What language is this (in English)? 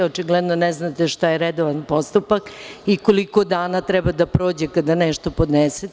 Serbian